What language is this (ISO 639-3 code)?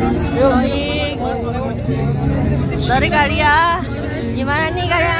ind